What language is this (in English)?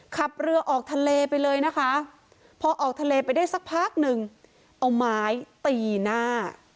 Thai